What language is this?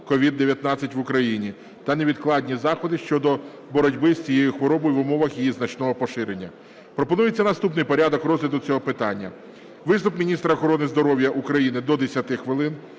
Ukrainian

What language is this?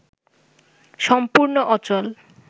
Bangla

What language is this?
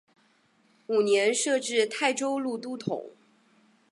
Chinese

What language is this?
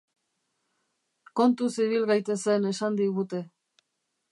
Basque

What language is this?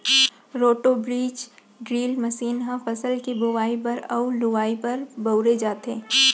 Chhattisgarhi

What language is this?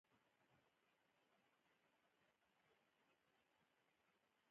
Pashto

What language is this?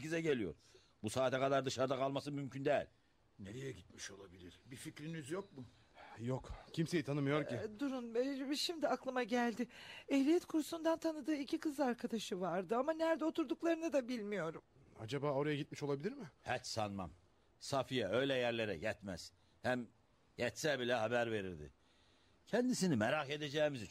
Turkish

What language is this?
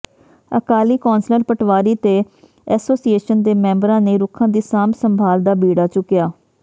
Punjabi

